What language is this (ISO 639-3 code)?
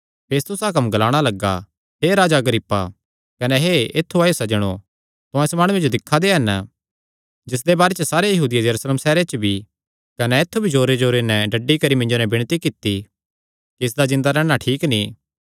xnr